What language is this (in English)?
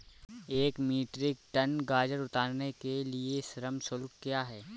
Hindi